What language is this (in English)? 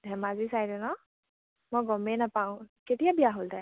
Assamese